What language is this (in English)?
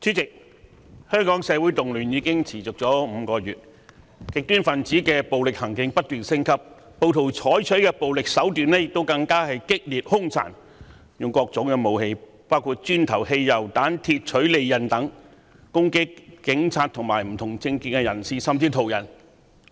Cantonese